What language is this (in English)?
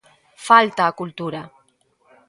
Galician